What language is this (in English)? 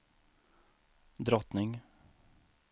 Swedish